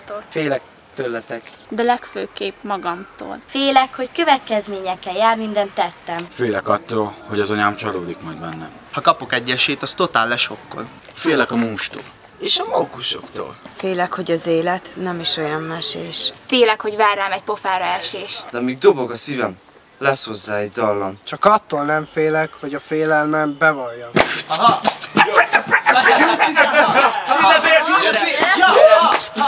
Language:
Hungarian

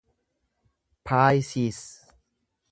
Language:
Oromo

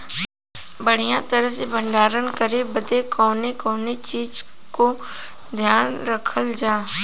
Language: Bhojpuri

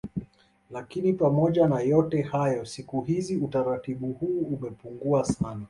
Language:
Swahili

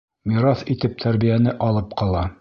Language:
Bashkir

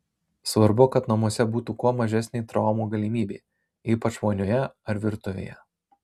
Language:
Lithuanian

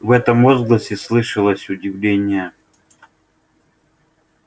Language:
Russian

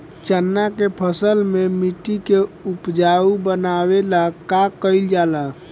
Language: Bhojpuri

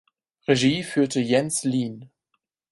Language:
German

